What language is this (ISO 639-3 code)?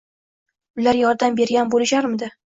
uzb